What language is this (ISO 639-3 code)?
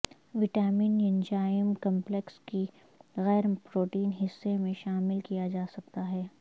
urd